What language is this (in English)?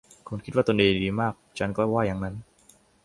Thai